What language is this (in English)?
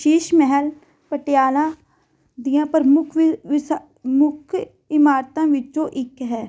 Punjabi